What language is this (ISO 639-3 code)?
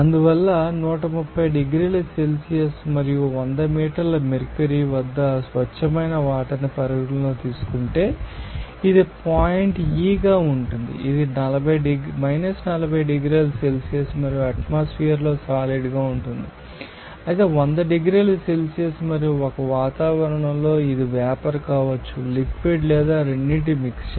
tel